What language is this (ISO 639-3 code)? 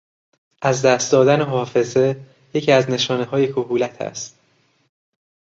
fas